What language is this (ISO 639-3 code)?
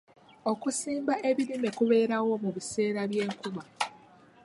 lug